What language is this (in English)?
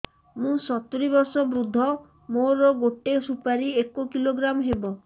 Odia